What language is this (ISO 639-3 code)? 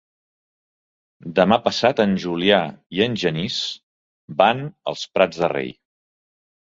cat